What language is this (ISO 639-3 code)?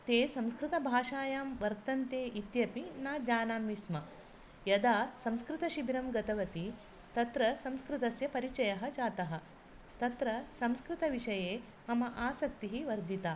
san